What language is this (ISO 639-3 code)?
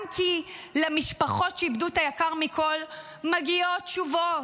heb